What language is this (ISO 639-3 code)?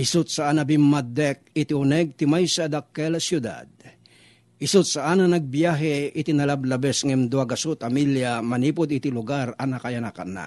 fil